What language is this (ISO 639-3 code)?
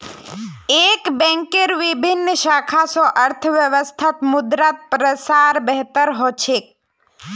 mag